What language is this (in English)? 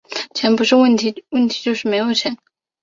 Chinese